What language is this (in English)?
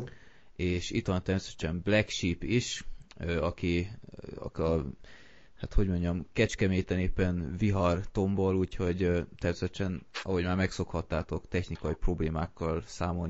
Hungarian